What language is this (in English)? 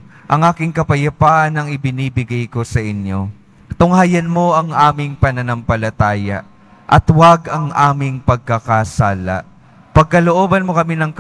Filipino